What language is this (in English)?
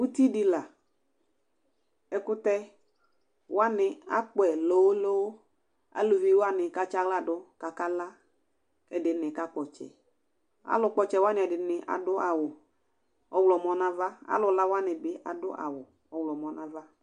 Ikposo